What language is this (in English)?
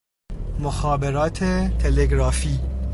Persian